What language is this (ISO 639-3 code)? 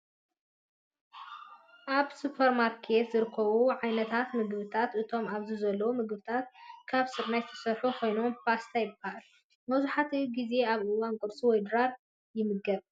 tir